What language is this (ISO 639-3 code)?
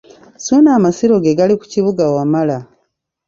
lug